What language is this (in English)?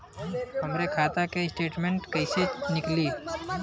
Bhojpuri